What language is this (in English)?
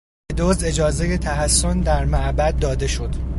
Persian